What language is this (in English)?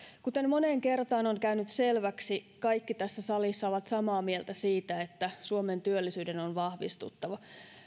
Finnish